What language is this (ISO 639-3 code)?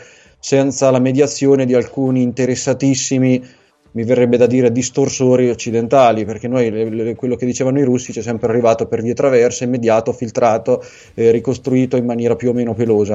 ita